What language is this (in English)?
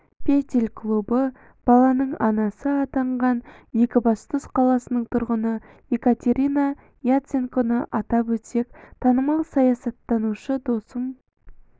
Kazakh